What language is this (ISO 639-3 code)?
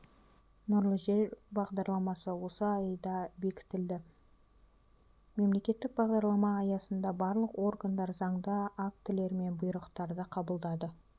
kaz